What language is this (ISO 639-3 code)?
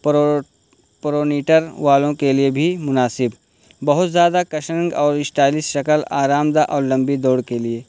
urd